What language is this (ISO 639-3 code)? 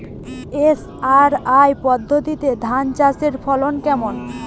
ben